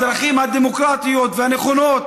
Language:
Hebrew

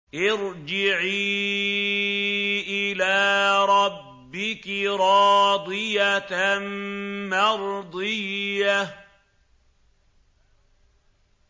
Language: Arabic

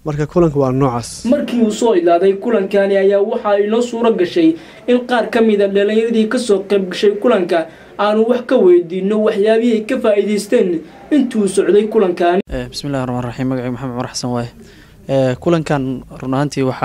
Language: Arabic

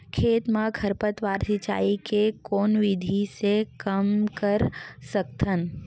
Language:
Chhattisgarhi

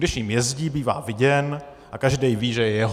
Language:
Czech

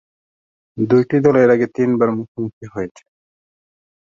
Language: Bangla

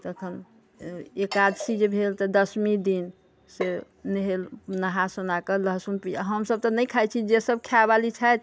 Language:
Maithili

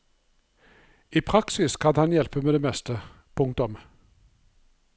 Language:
Norwegian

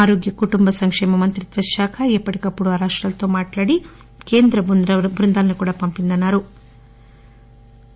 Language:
Telugu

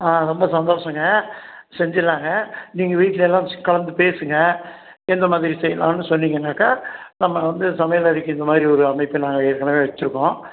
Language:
Tamil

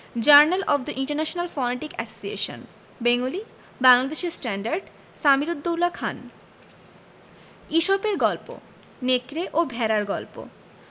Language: Bangla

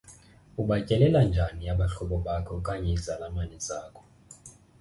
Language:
Xhosa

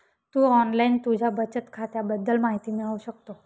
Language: Marathi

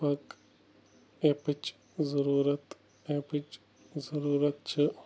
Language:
Kashmiri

